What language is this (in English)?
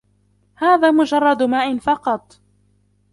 Arabic